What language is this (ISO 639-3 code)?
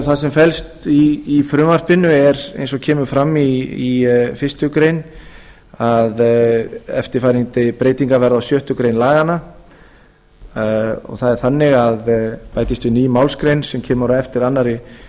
isl